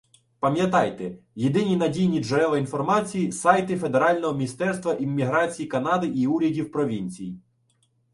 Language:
Ukrainian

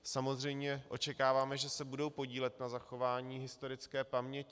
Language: Czech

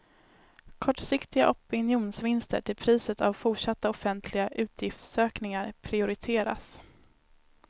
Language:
Swedish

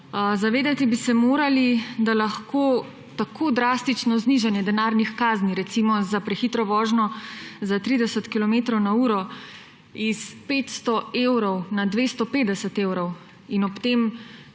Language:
Slovenian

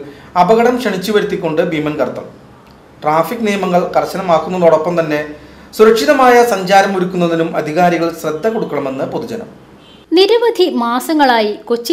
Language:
Malayalam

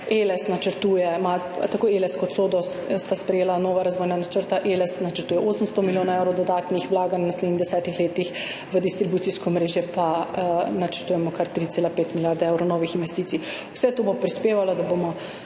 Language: Slovenian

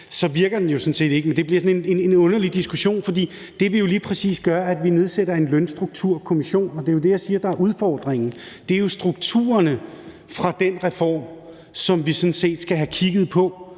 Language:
Danish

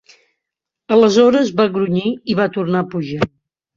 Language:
Catalan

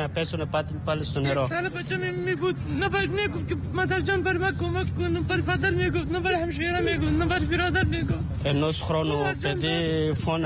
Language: Greek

